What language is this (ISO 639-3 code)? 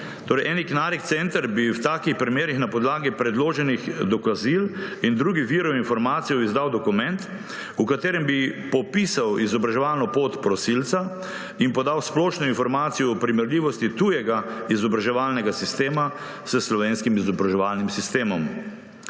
slv